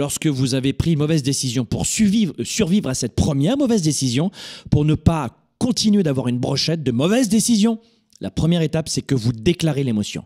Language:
French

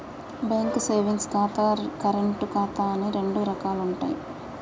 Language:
Telugu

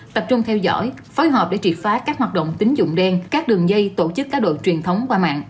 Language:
Vietnamese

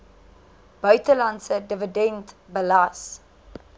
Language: Afrikaans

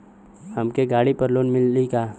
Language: Bhojpuri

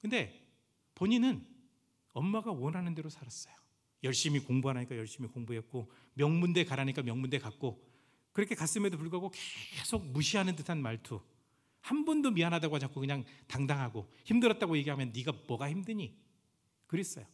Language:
Korean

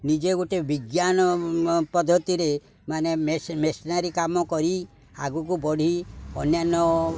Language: Odia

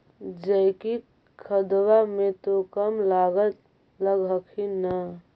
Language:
Magahi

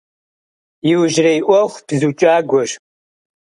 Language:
Kabardian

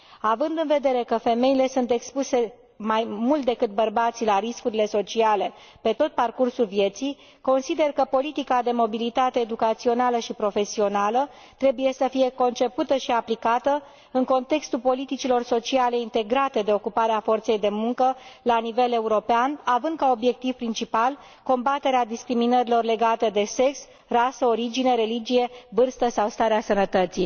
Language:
Romanian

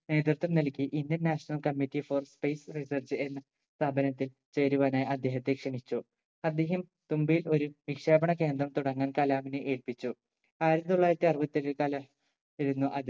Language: Malayalam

